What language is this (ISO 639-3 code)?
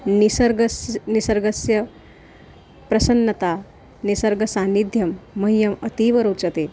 san